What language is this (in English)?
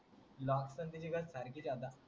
Marathi